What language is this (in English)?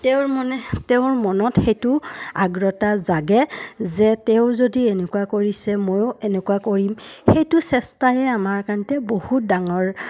Assamese